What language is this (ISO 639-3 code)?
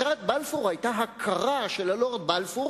heb